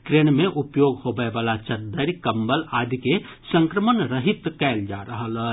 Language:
Maithili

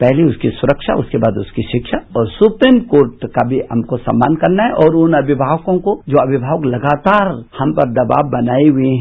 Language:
Hindi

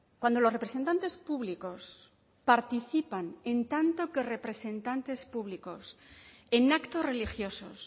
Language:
Spanish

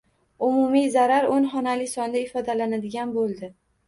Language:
Uzbek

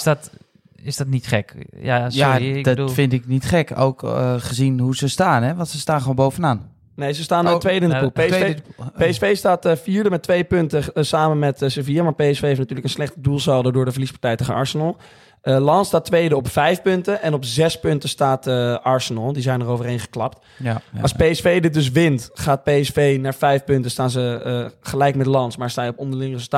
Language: Dutch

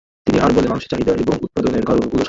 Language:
Bangla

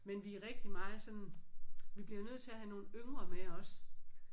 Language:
Danish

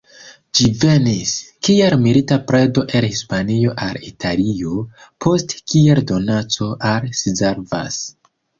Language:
Esperanto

